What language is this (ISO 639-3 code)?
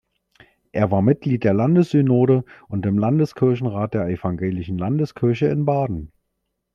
deu